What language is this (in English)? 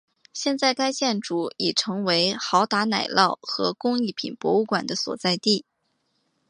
Chinese